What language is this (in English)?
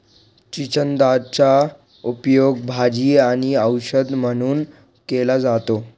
Marathi